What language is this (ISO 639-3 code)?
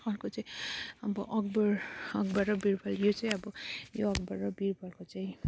nep